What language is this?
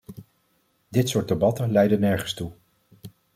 Dutch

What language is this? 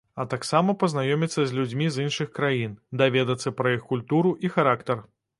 Belarusian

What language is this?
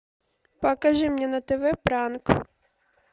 Russian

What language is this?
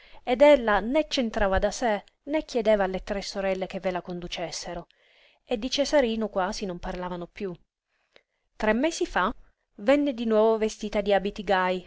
Italian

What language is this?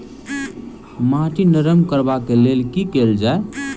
Maithili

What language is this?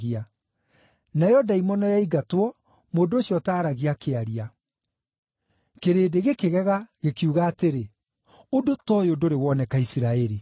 Kikuyu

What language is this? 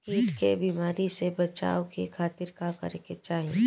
Bhojpuri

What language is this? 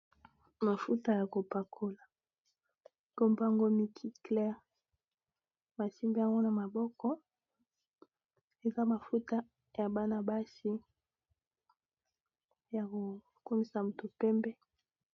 Lingala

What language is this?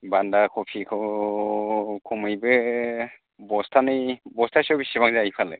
Bodo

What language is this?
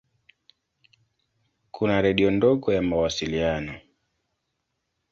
Swahili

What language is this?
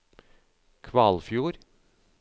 Norwegian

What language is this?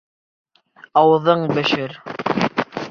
Bashkir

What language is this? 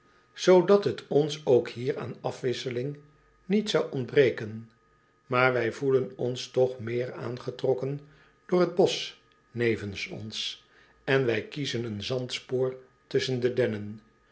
Dutch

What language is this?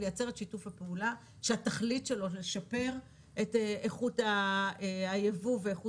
Hebrew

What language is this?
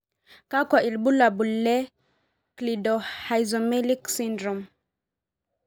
Masai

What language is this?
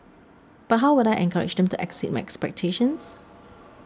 English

